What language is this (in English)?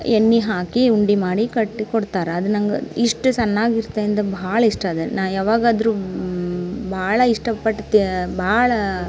Kannada